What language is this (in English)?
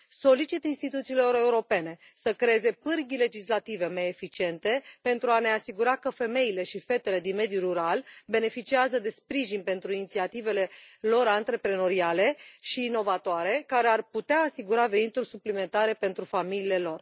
Romanian